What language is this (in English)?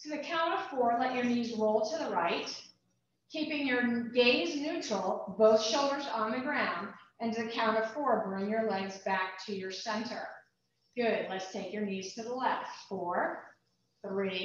English